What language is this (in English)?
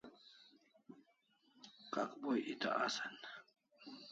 Kalasha